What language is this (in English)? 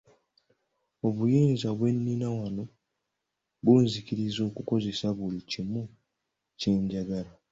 Ganda